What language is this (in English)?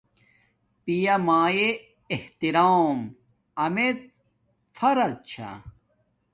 Domaaki